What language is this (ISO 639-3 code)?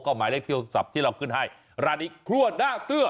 tha